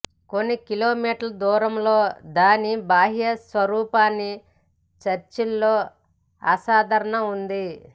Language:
Telugu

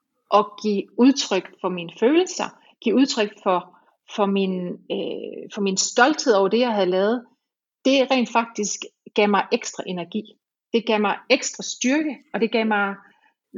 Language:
Danish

